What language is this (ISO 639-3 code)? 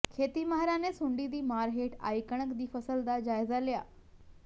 pan